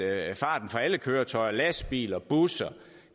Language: Danish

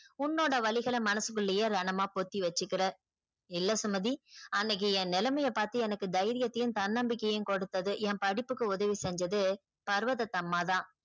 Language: Tamil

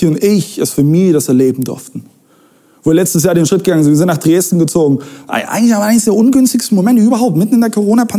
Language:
German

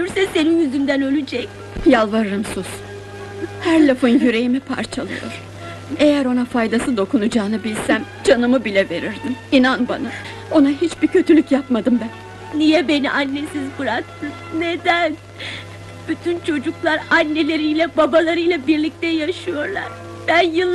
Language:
Turkish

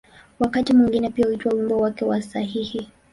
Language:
Swahili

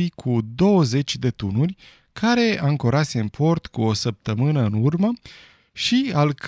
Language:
Romanian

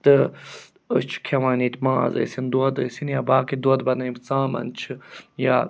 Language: Kashmiri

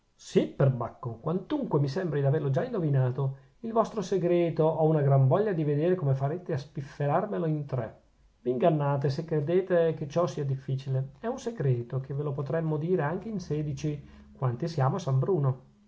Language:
Italian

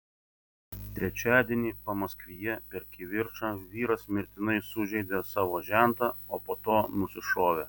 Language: Lithuanian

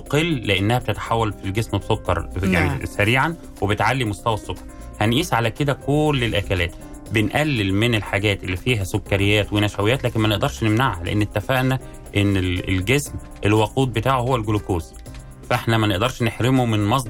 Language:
Arabic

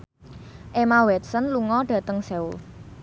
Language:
Javanese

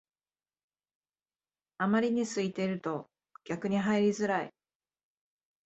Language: Japanese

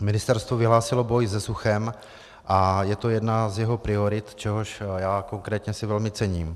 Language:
Czech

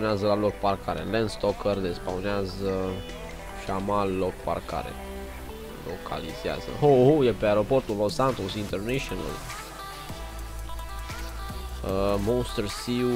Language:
Romanian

